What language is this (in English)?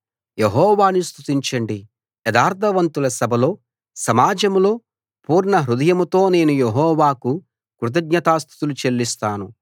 Telugu